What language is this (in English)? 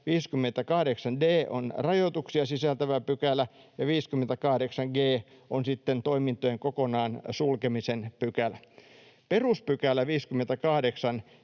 Finnish